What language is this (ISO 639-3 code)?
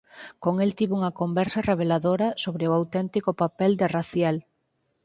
glg